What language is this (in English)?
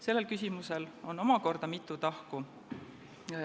Estonian